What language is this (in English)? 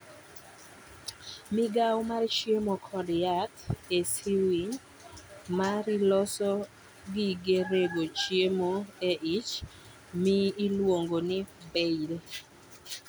Luo (Kenya and Tanzania)